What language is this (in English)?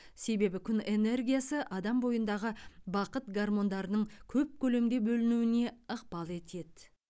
Kazakh